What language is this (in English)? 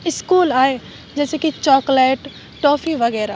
Urdu